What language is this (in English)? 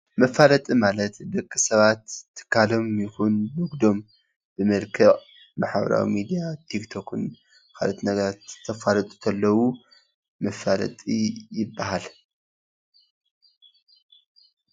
Tigrinya